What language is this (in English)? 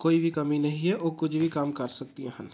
Punjabi